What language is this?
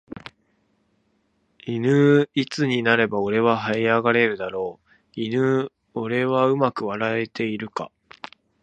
Japanese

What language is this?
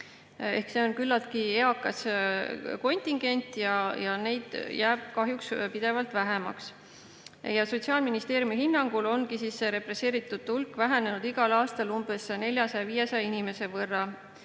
Estonian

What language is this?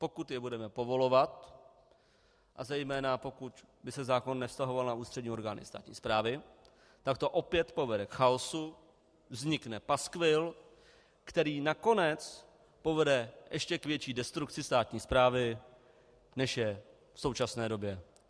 Czech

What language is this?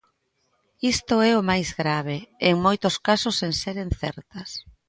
Galician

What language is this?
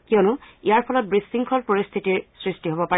Assamese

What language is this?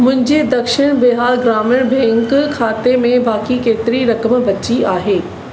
Sindhi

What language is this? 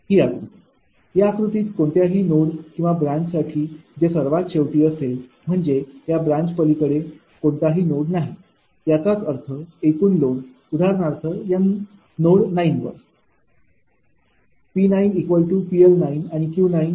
Marathi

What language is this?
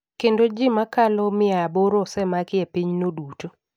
Luo (Kenya and Tanzania)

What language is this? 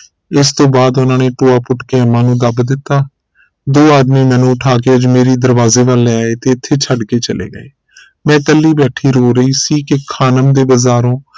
Punjabi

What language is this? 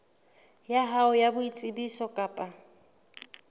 Southern Sotho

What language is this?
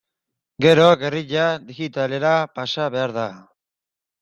Basque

